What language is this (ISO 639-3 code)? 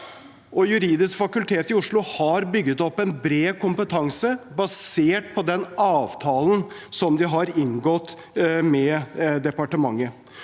nor